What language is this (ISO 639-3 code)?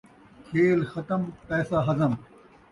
skr